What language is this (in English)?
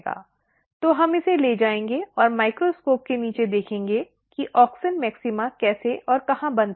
Hindi